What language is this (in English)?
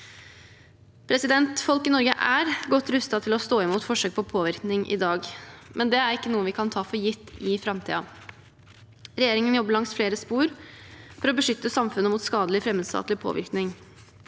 Norwegian